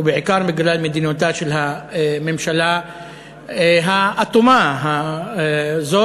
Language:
Hebrew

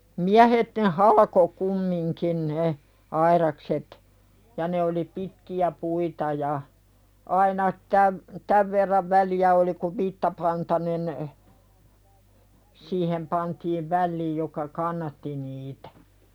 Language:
Finnish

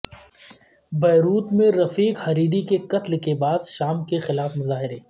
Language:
Urdu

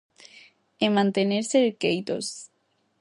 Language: Galician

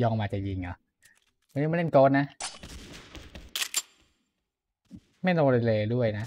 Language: Thai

